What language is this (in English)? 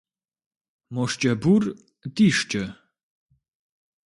Kabardian